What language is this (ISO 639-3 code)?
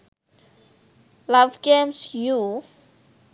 sin